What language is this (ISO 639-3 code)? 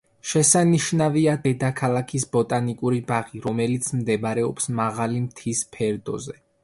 kat